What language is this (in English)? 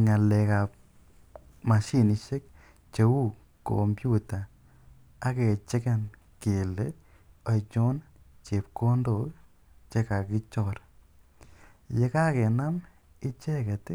Kalenjin